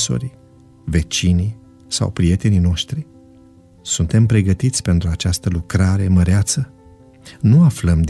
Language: Romanian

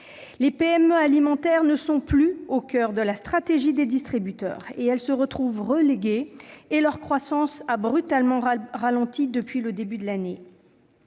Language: French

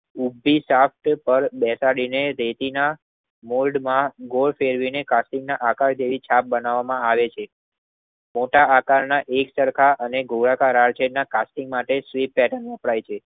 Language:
Gujarati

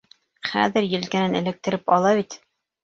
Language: Bashkir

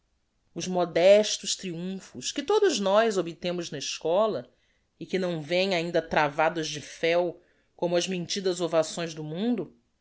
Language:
Portuguese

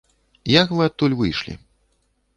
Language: Belarusian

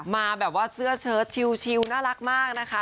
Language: Thai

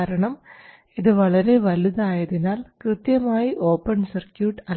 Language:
Malayalam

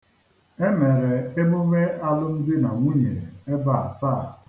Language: Igbo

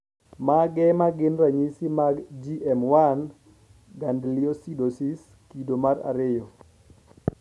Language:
Luo (Kenya and Tanzania)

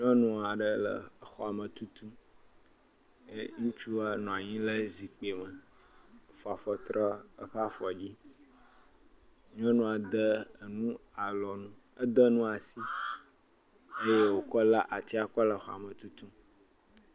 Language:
Ewe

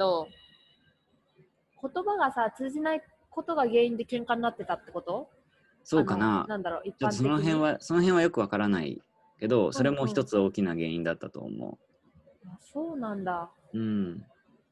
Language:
Japanese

